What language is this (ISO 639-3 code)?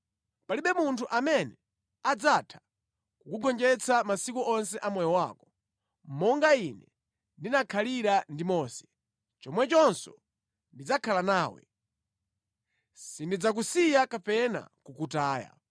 nya